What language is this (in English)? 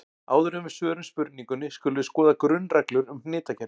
Icelandic